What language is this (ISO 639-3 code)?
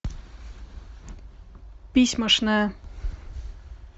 rus